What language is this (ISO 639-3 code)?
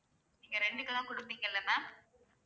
tam